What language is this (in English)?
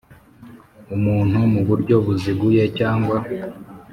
Kinyarwanda